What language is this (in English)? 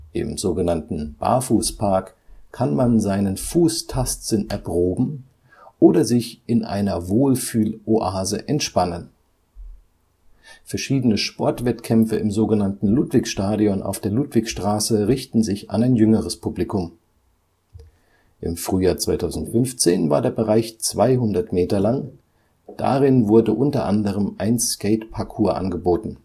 German